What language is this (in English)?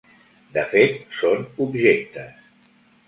Catalan